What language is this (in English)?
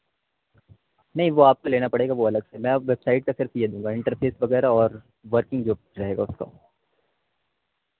Urdu